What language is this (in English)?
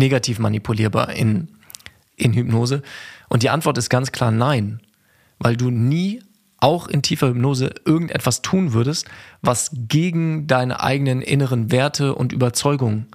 German